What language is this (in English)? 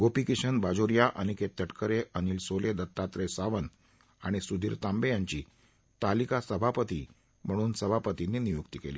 Marathi